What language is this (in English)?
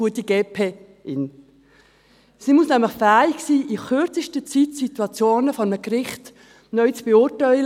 Swiss German